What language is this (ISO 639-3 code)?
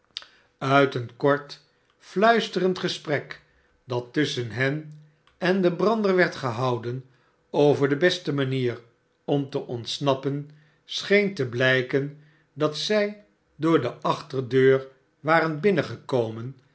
nld